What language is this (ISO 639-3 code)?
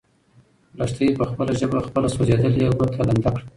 pus